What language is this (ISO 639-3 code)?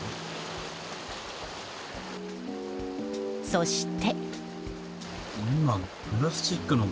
jpn